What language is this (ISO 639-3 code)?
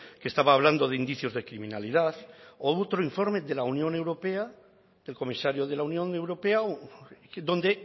spa